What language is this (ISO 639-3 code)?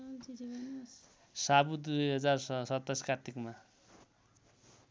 nep